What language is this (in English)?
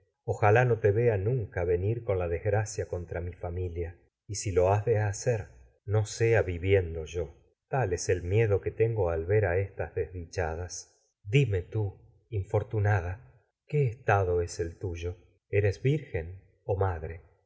Spanish